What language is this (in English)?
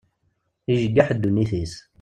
Kabyle